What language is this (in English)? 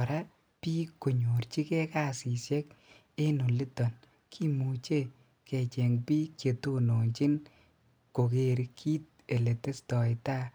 Kalenjin